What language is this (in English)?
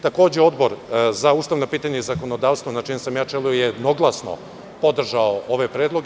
Serbian